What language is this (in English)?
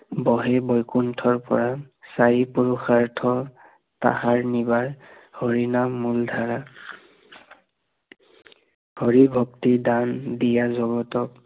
Assamese